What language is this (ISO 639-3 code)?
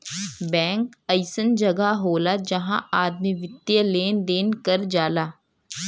bho